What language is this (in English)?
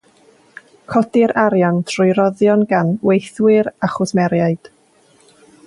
Welsh